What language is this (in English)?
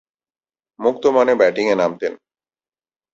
Bangla